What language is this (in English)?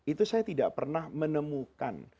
Indonesian